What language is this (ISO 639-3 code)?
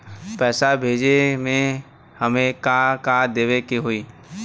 bho